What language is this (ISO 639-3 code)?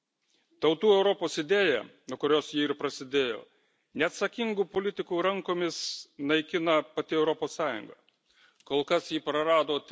lit